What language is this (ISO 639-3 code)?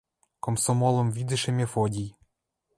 mrj